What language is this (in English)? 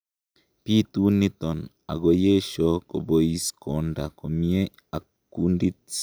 Kalenjin